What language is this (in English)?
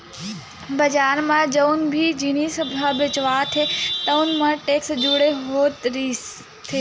Chhattisgarhi